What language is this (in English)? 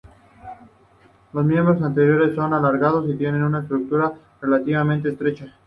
Spanish